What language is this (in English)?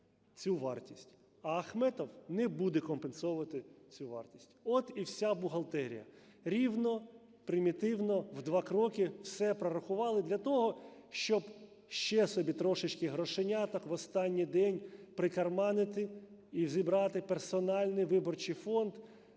Ukrainian